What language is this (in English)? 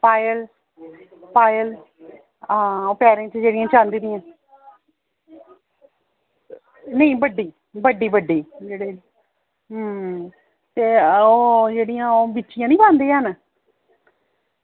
Dogri